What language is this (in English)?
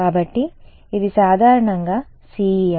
Telugu